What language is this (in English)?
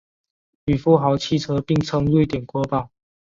Chinese